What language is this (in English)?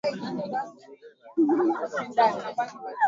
Swahili